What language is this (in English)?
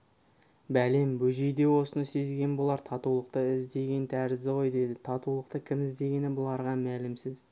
Kazakh